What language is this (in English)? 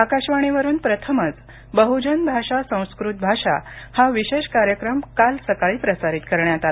Marathi